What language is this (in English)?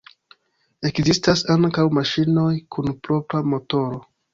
Esperanto